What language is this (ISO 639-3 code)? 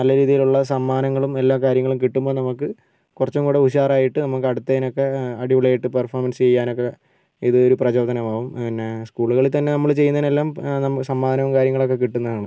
mal